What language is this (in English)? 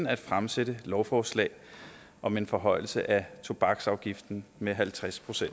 Danish